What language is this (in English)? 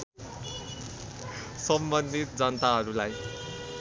Nepali